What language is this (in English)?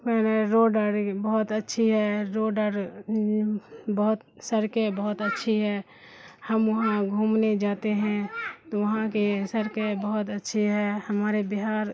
Urdu